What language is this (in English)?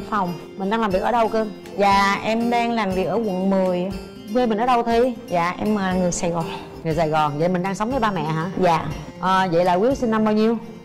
Vietnamese